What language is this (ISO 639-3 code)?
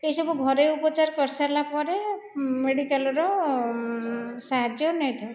ori